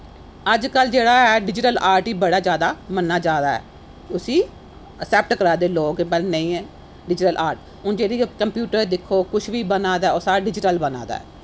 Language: Dogri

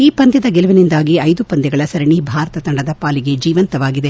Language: Kannada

